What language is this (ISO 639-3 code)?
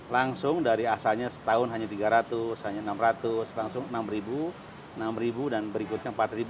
ind